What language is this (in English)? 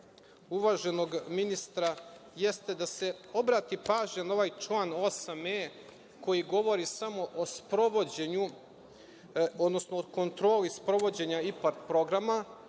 Serbian